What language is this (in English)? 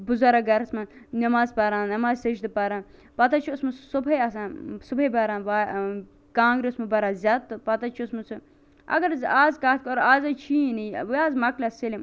Kashmiri